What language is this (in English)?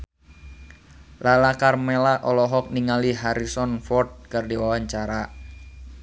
Sundanese